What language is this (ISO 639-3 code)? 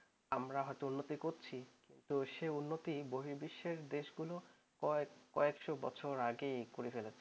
ben